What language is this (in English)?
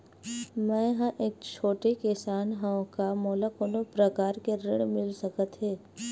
Chhattisgarhi